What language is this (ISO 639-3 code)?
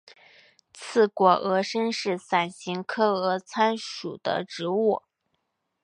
zho